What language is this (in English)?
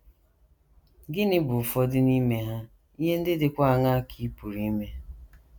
Igbo